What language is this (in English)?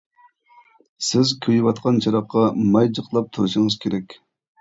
Uyghur